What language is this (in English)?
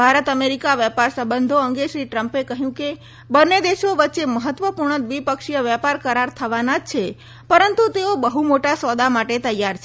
Gujarati